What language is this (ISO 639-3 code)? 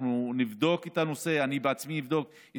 heb